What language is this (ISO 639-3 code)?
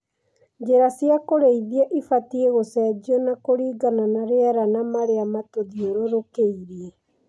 kik